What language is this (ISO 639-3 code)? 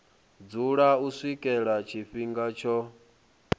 ven